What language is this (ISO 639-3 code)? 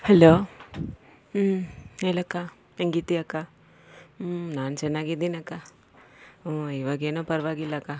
kan